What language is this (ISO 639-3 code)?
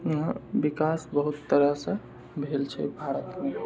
mai